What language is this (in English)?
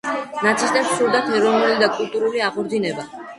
Georgian